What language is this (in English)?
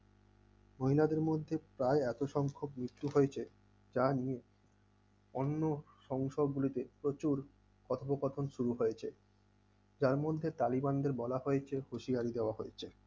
Bangla